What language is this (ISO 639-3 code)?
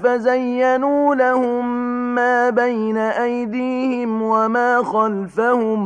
ara